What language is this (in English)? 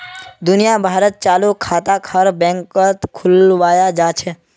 Magahi